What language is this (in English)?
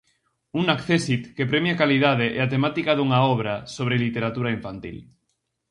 Galician